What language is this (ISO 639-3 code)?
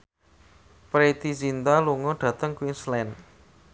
jav